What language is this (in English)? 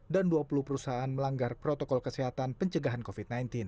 Indonesian